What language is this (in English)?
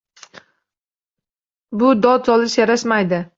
Uzbek